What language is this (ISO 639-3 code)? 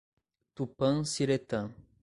por